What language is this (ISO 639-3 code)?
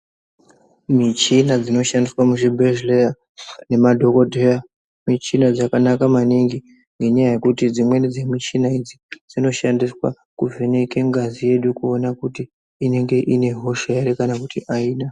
ndc